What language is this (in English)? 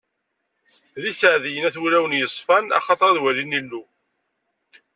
Kabyle